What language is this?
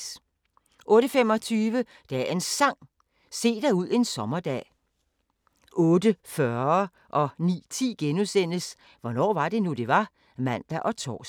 Danish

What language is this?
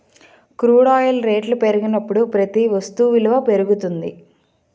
Telugu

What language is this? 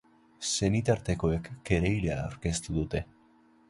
Basque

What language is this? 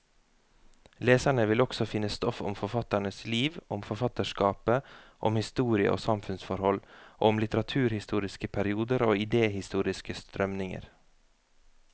Norwegian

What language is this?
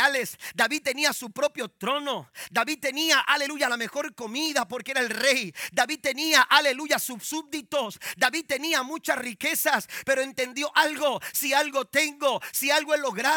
Spanish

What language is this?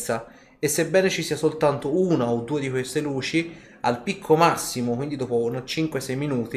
Italian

